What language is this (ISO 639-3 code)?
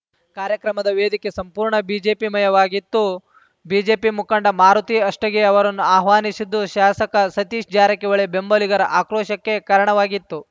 kan